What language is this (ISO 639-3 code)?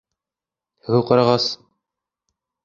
bak